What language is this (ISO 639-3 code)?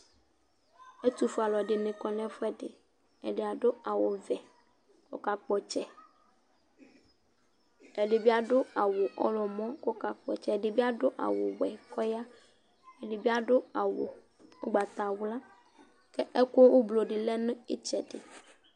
kpo